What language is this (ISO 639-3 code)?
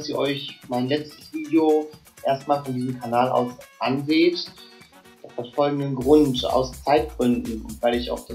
deu